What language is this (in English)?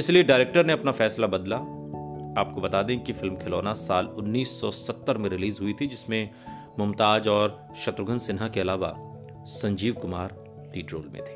Hindi